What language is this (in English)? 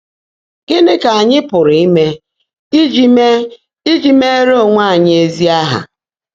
Igbo